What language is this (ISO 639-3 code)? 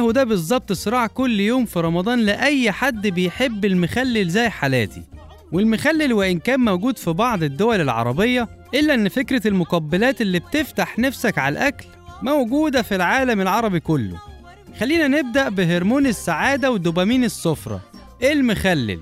ara